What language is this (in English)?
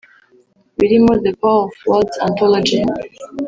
Kinyarwanda